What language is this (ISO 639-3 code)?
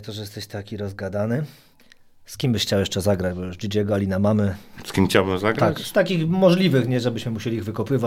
pol